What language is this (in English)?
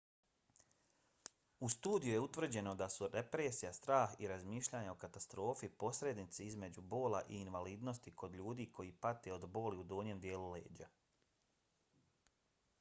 Bosnian